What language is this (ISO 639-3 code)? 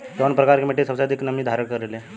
bho